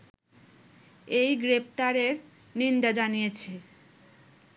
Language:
Bangla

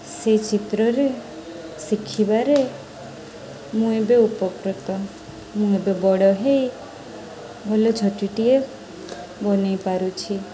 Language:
Odia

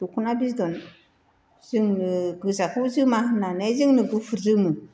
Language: Bodo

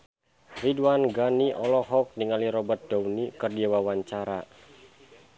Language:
Sundanese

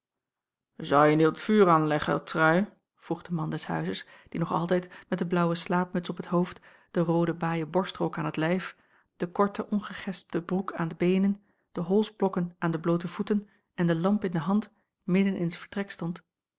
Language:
Dutch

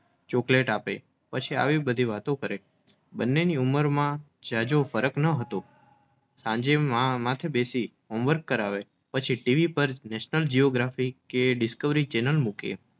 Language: Gujarati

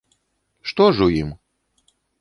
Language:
Belarusian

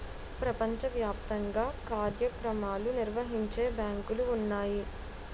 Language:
Telugu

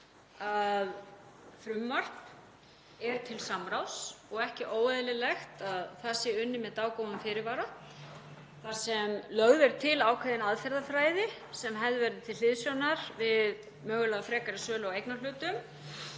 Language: Icelandic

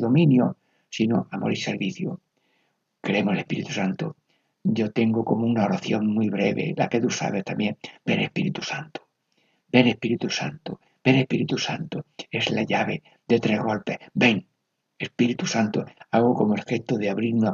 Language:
Spanish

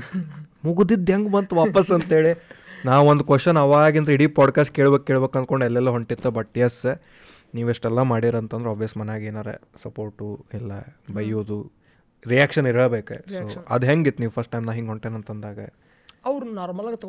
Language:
Kannada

